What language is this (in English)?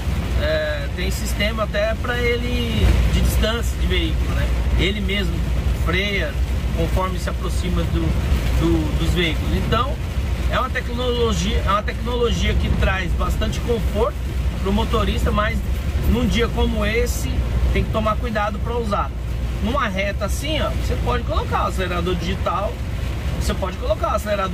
Portuguese